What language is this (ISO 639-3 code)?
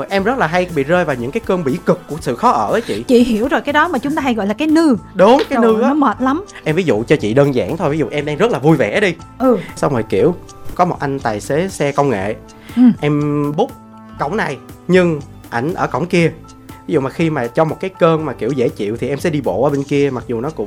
vie